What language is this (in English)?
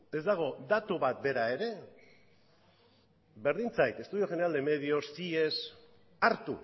Basque